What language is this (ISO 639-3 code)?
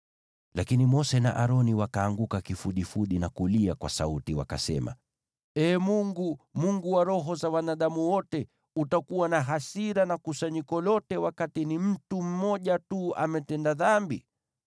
swa